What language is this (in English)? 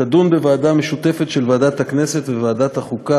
Hebrew